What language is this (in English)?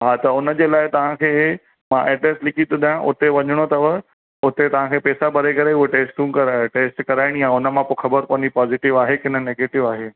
Sindhi